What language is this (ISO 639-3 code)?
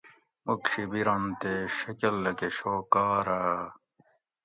gwc